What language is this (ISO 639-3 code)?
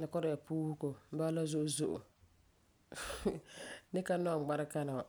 gur